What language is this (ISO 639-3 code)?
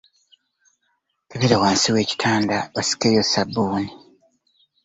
lug